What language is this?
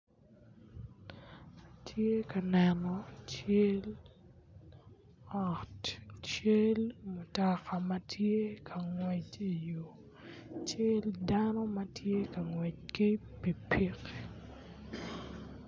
Acoli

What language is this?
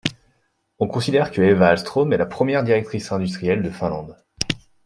French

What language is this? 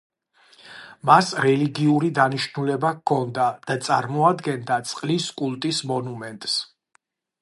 Georgian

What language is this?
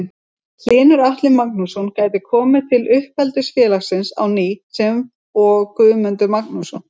Icelandic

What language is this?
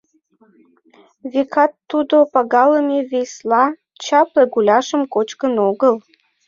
Mari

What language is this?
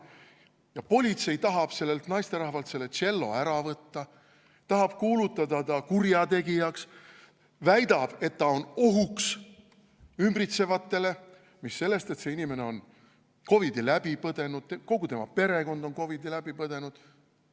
Estonian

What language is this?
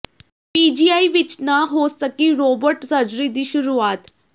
Punjabi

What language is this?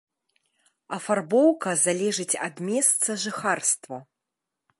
Belarusian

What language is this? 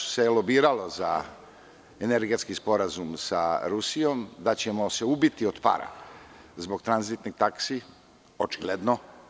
Serbian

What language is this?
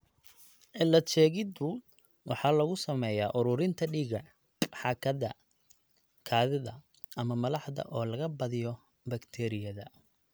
Somali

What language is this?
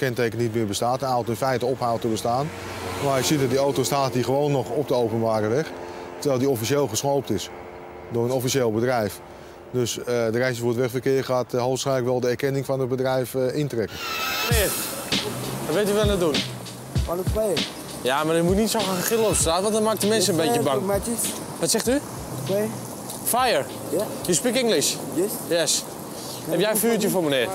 Dutch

